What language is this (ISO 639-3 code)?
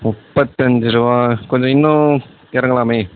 tam